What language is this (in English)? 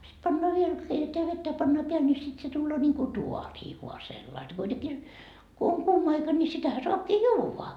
Finnish